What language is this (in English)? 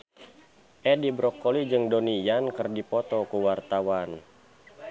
Sundanese